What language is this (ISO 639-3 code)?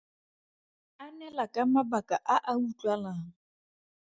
tsn